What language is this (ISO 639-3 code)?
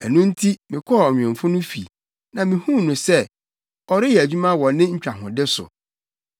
aka